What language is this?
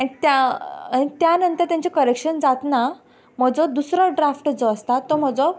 Konkani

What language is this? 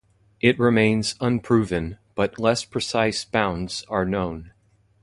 English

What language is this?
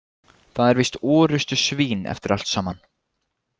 Icelandic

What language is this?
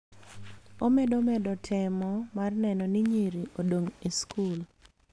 Luo (Kenya and Tanzania)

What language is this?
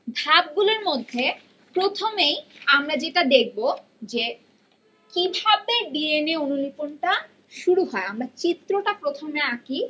Bangla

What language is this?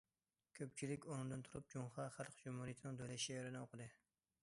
Uyghur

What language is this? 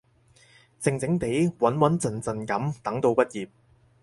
Cantonese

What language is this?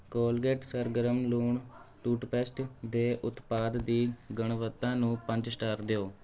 Punjabi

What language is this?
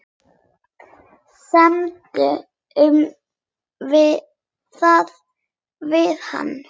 Icelandic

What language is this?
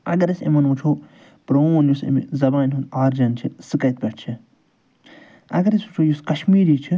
Kashmiri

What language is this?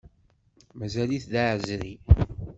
Kabyle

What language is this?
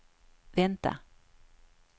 Swedish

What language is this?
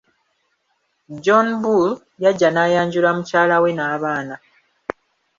Ganda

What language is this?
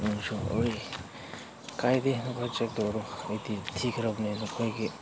Manipuri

